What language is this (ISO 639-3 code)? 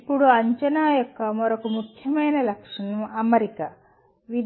tel